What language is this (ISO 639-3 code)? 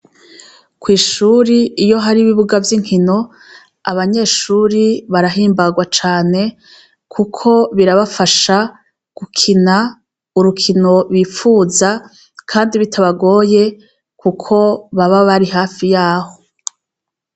run